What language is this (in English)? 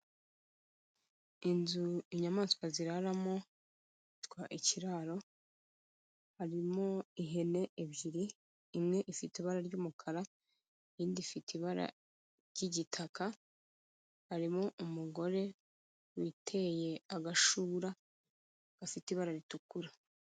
Kinyarwanda